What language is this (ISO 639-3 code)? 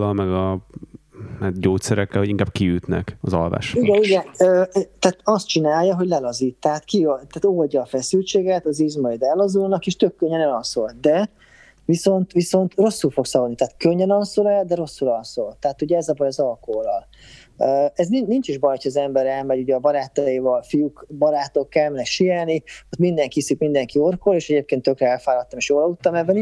hun